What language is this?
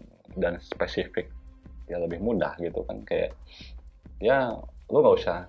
Indonesian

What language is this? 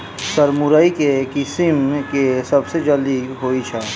Maithili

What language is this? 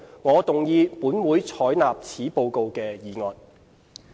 Cantonese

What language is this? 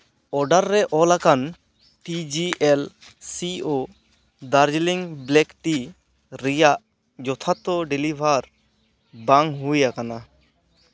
Santali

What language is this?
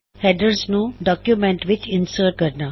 Punjabi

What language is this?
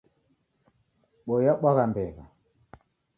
Taita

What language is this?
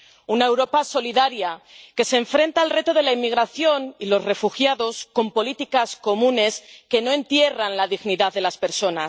Spanish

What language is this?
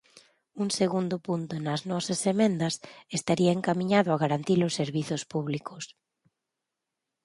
Galician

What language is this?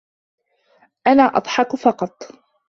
Arabic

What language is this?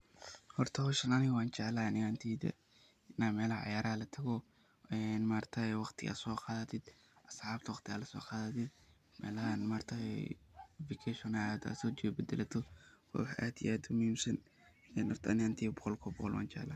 Somali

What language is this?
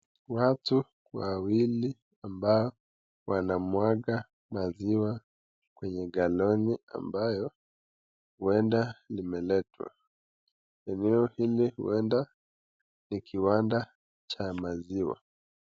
Swahili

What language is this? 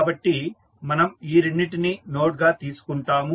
Telugu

